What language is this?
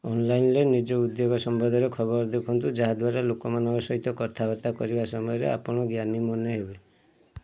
Odia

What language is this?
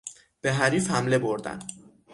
Persian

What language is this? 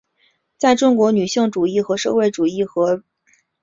Chinese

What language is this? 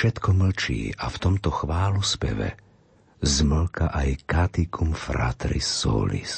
Slovak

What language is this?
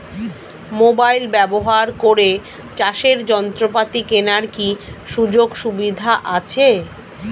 Bangla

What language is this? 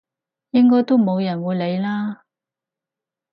Cantonese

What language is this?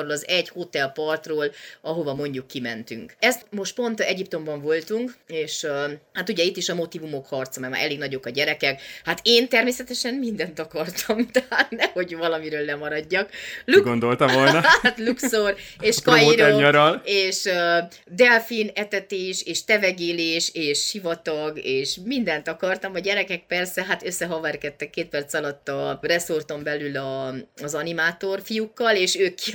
Hungarian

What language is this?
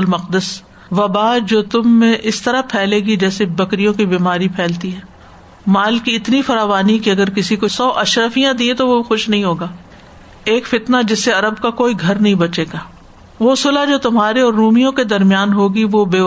Urdu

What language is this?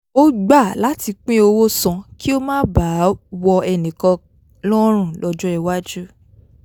Yoruba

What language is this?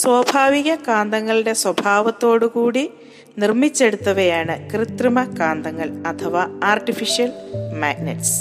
Malayalam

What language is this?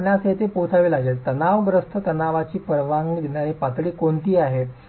Marathi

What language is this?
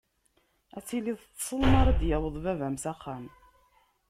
Kabyle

